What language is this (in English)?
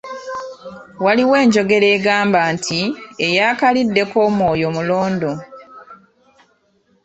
Ganda